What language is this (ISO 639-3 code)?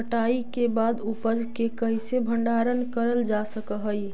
mag